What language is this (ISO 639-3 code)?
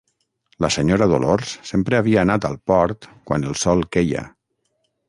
cat